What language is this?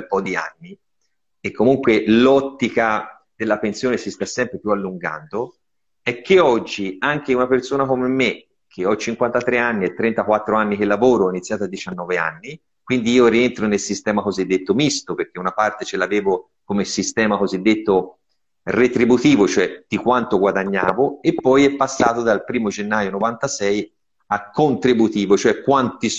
Italian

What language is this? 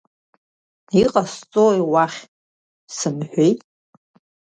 Abkhazian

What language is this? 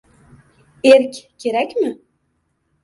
Uzbek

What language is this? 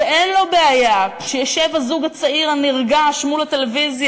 Hebrew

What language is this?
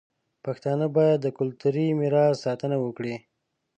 Pashto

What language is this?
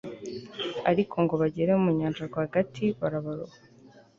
Kinyarwanda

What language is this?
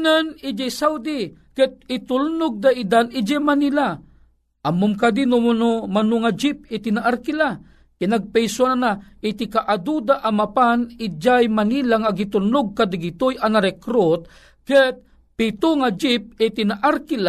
Filipino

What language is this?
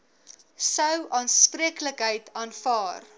Afrikaans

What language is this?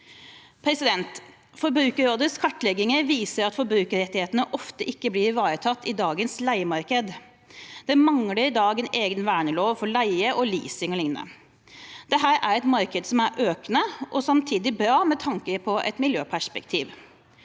Norwegian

